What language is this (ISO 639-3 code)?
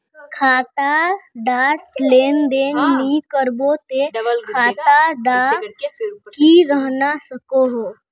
mag